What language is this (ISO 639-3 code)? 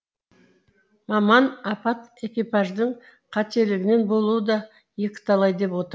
kaz